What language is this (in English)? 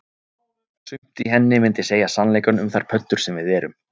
Icelandic